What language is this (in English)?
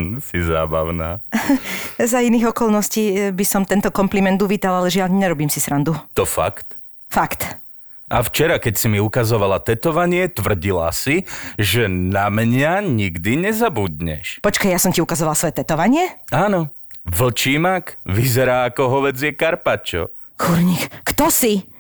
Slovak